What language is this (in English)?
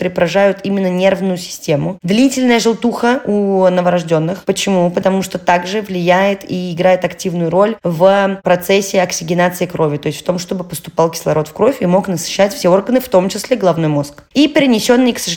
Russian